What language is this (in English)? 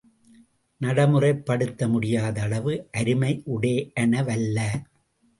Tamil